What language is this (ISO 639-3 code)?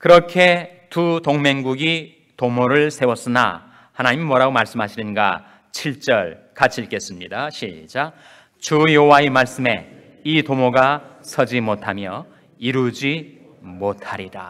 kor